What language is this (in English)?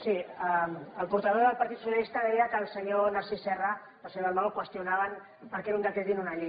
Catalan